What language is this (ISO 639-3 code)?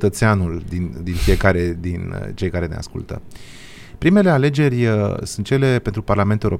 ron